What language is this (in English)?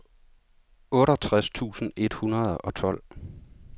Danish